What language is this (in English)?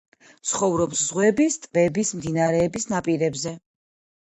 Georgian